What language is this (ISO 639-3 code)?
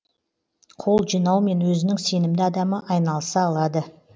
kaz